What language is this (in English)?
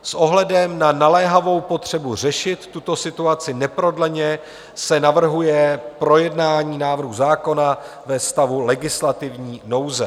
Czech